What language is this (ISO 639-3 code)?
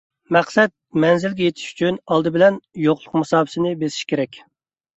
uig